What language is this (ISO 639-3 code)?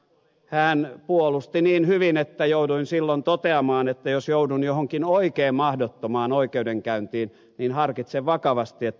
fin